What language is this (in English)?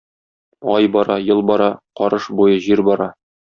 Tatar